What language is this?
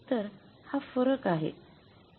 Marathi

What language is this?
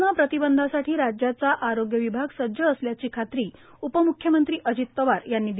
Marathi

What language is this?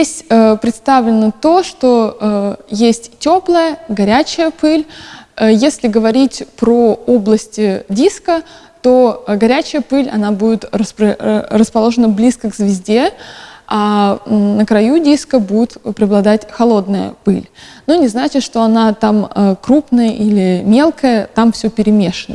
Russian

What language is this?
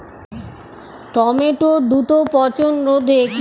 Bangla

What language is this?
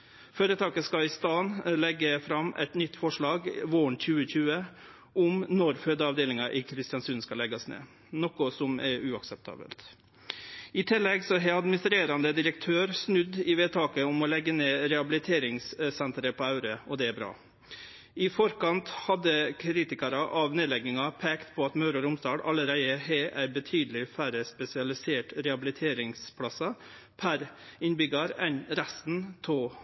Norwegian Nynorsk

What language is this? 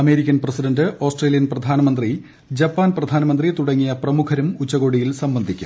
Malayalam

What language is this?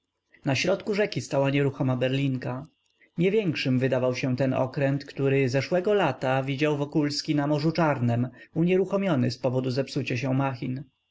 Polish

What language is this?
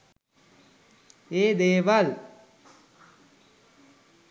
Sinhala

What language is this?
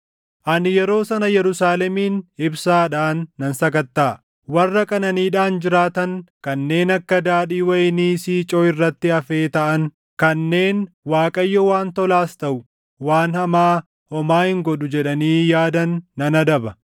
Oromo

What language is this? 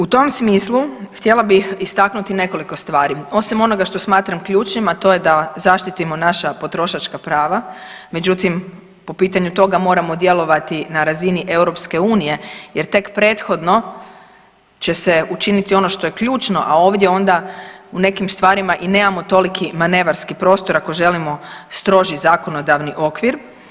Croatian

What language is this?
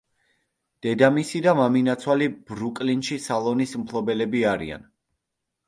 Georgian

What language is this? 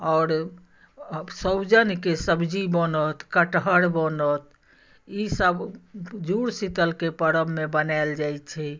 Maithili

